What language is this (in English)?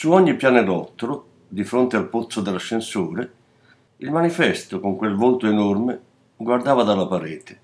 Italian